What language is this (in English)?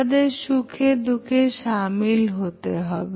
Bangla